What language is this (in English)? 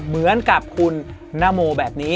Thai